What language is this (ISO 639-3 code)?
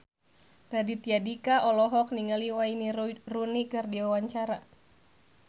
sun